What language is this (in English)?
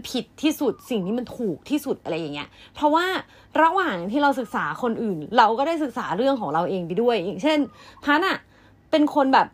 Thai